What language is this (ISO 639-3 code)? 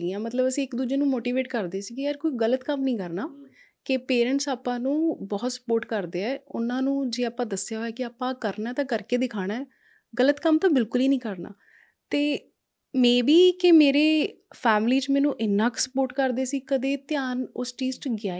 pan